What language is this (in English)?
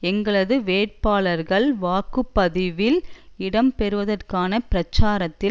Tamil